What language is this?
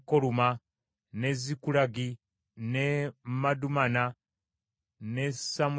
Ganda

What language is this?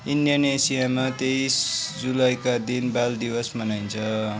Nepali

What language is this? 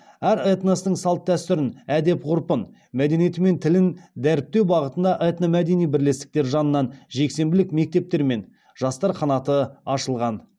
Kazakh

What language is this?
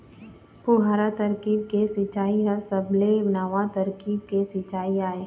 Chhattisgarhi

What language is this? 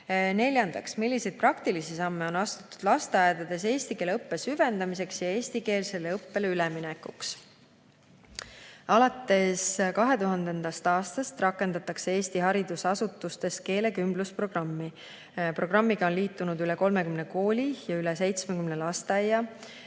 Estonian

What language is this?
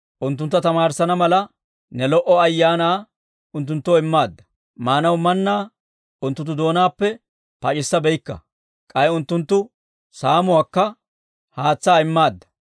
Dawro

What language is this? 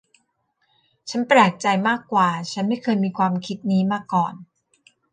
Thai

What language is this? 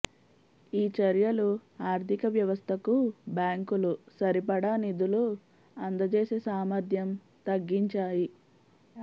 Telugu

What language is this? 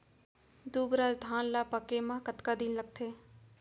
Chhattisgarhi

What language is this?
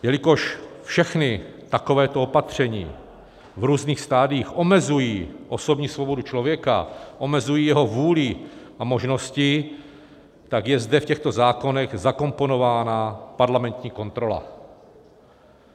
Czech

